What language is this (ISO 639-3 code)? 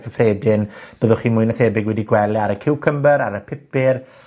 cym